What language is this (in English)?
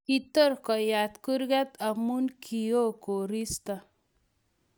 Kalenjin